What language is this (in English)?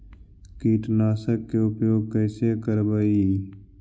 Magahi